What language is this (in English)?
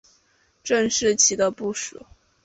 Chinese